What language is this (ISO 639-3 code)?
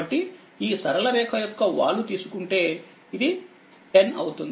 tel